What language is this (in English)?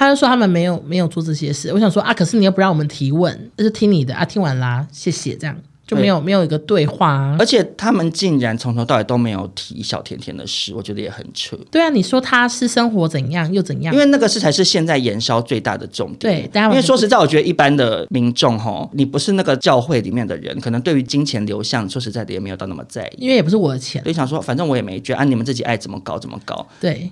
Chinese